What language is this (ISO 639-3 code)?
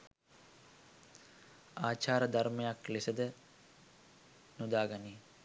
sin